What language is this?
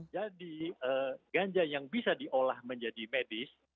Indonesian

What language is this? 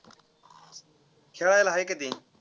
Marathi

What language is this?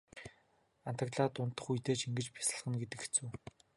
Mongolian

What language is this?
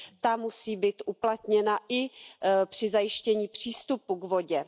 Czech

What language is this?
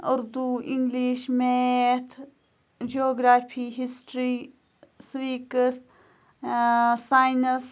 Kashmiri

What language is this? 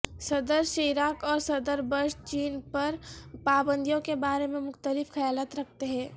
Urdu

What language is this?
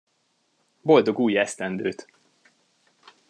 Hungarian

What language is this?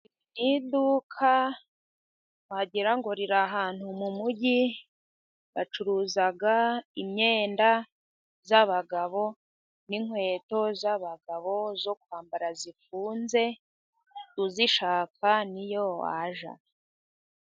Kinyarwanda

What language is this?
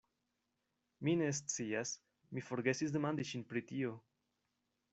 Esperanto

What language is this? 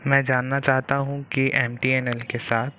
Hindi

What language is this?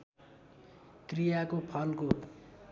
Nepali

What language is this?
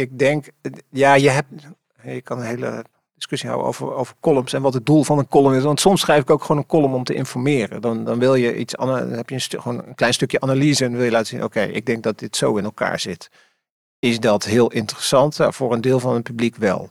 Dutch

